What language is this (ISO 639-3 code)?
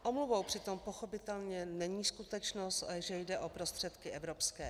ces